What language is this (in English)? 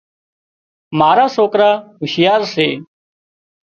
Wadiyara Koli